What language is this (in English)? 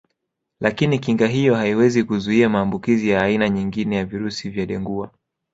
Swahili